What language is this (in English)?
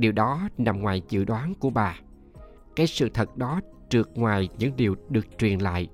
Vietnamese